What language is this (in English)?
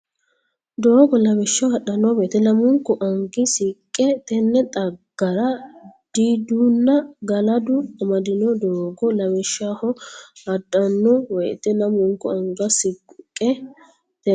Sidamo